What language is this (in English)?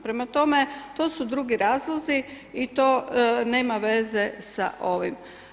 Croatian